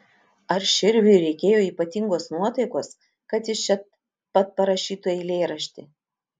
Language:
Lithuanian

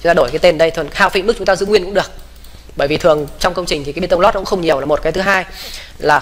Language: Vietnamese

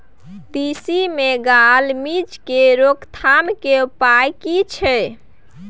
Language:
Maithili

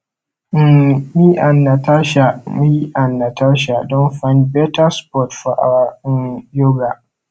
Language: Nigerian Pidgin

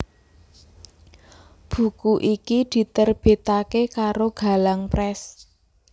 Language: Javanese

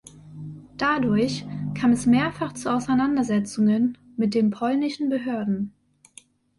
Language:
German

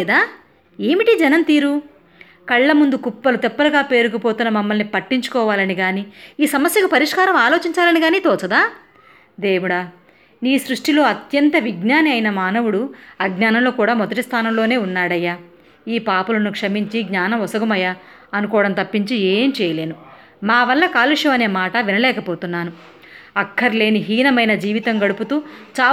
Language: Telugu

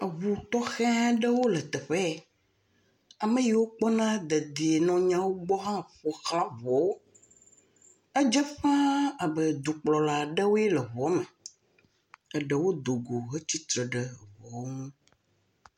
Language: Ewe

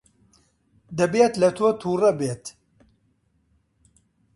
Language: Central Kurdish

